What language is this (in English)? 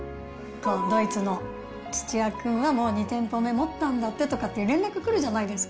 Japanese